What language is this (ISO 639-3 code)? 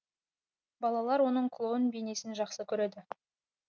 kaz